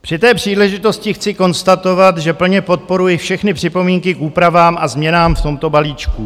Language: Czech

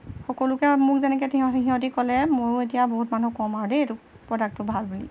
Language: Assamese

